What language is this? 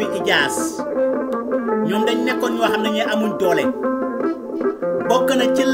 Indonesian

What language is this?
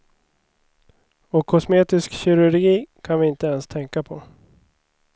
Swedish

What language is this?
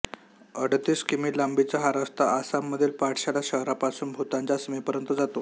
Marathi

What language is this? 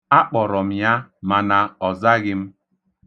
Igbo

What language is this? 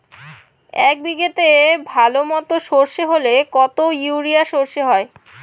Bangla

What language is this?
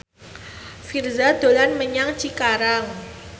Javanese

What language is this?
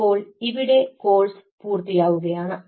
Malayalam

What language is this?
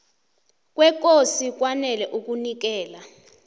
South Ndebele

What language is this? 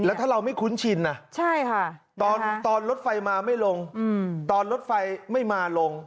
Thai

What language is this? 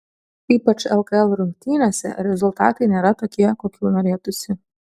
Lithuanian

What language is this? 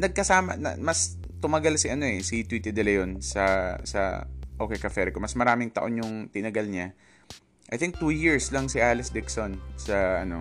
Filipino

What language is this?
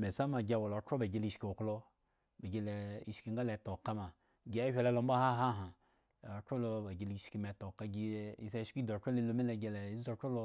Eggon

